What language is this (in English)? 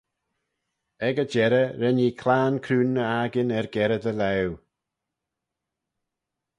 Manx